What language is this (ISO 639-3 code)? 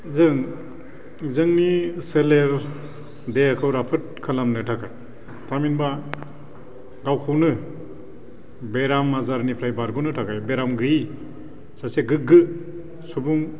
brx